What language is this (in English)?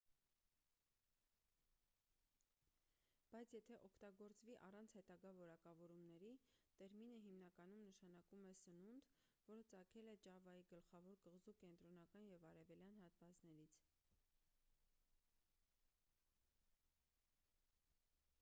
Armenian